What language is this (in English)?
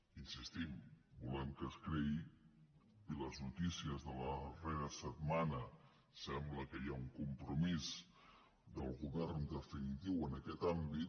Catalan